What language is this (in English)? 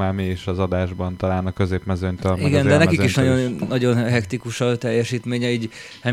Hungarian